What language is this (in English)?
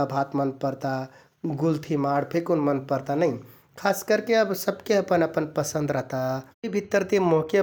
Kathoriya Tharu